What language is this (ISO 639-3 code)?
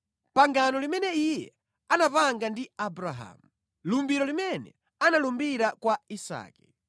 nya